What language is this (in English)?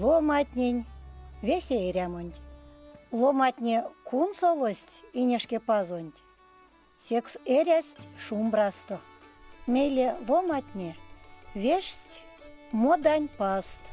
Russian